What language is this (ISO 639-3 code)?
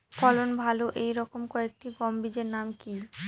ben